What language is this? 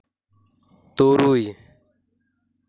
Santali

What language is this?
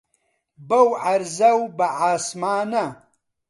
Central Kurdish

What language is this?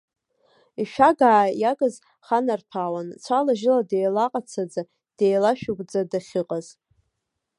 Abkhazian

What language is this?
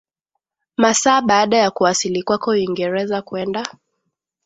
Swahili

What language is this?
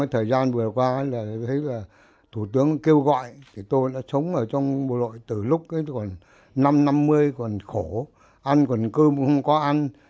Vietnamese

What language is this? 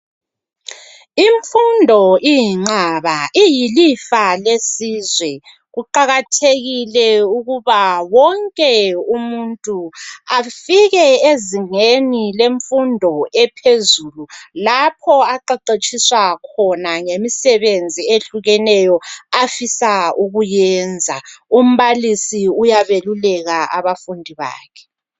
North Ndebele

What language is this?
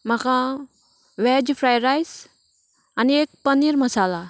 Konkani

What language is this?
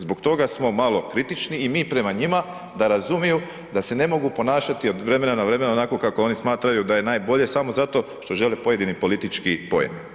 Croatian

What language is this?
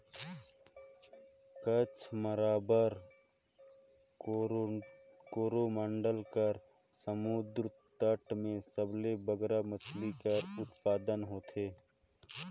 Chhattisgarhi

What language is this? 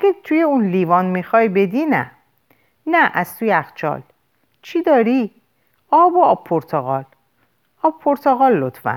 Persian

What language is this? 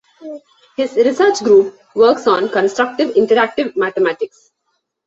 English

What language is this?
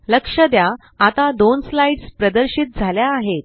Marathi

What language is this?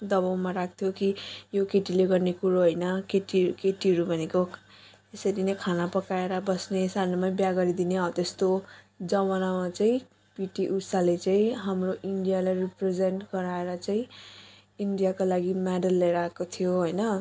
Nepali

